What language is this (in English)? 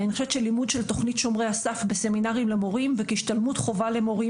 Hebrew